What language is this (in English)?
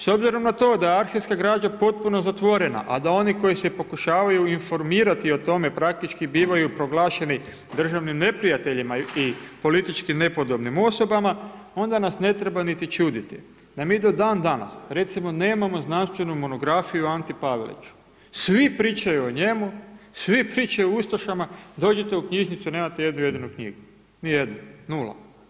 Croatian